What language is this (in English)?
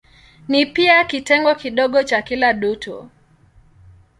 Swahili